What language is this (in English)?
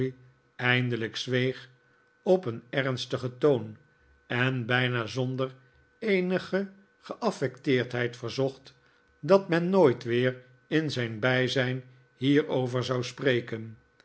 Dutch